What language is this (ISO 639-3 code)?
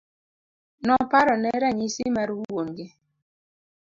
luo